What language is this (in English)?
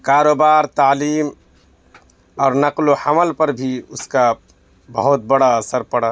Urdu